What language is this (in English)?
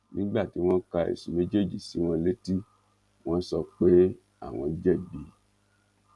Yoruba